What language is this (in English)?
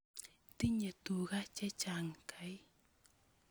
Kalenjin